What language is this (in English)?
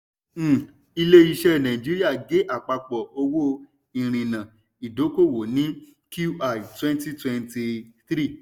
Yoruba